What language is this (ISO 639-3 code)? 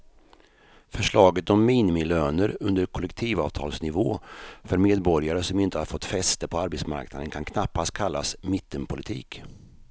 swe